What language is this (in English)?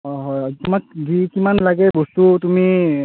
Assamese